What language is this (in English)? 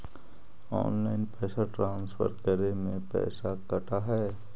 Magahi